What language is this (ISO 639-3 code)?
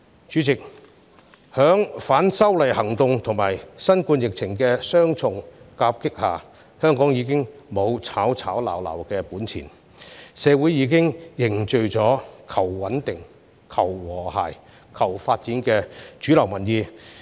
yue